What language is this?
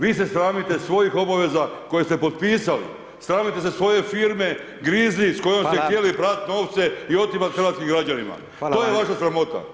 Croatian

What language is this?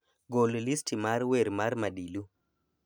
Luo (Kenya and Tanzania)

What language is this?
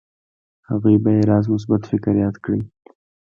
Pashto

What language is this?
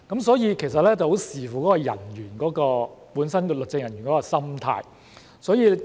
Cantonese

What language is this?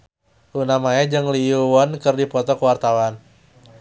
Sundanese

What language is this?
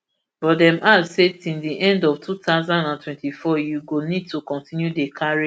Nigerian Pidgin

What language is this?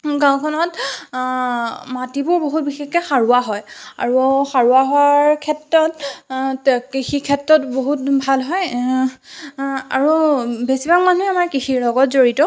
Assamese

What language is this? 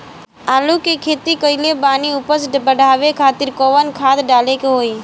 Bhojpuri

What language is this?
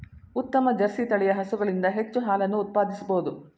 Kannada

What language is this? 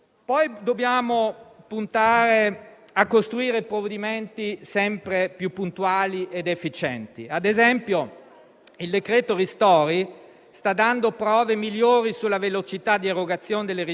Italian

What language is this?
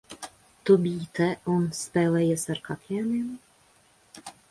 Latvian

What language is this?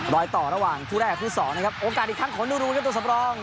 Thai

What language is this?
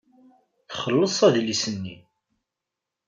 Kabyle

